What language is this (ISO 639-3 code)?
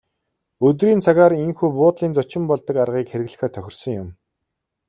mon